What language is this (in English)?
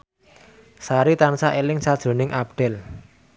Javanese